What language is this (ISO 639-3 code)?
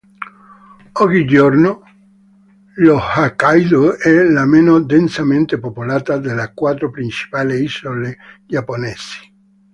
ita